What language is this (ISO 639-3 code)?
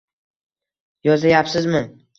uzb